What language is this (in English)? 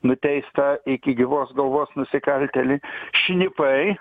Lithuanian